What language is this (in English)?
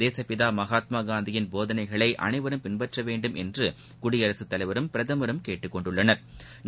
Tamil